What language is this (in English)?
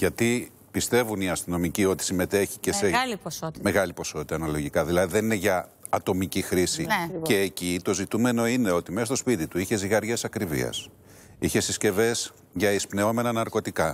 Greek